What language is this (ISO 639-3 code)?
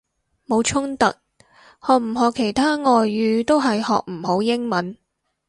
yue